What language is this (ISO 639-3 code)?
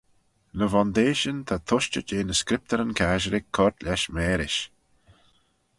glv